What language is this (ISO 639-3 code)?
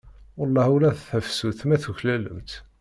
kab